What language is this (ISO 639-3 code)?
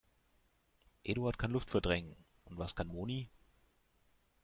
deu